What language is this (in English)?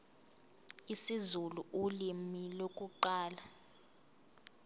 Zulu